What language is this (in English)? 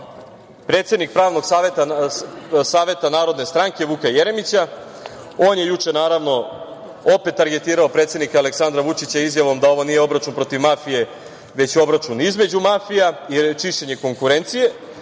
Serbian